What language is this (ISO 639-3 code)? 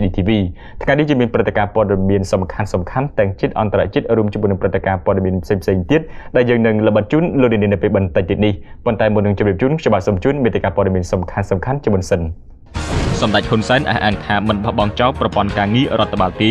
ind